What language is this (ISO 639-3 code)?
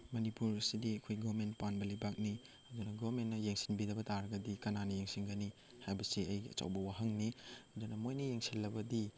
mni